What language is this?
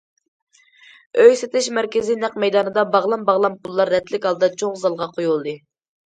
Uyghur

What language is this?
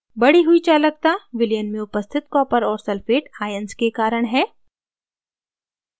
Hindi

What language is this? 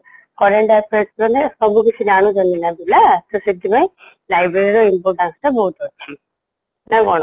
Odia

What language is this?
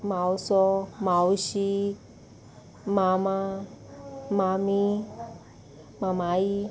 Konkani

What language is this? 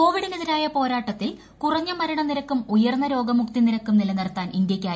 Malayalam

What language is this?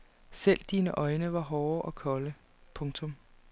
Danish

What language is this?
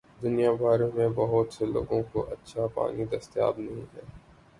Urdu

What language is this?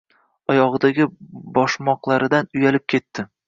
Uzbek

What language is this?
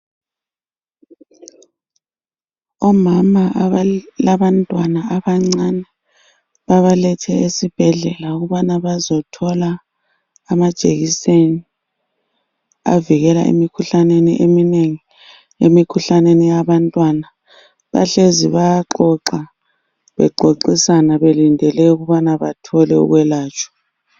North Ndebele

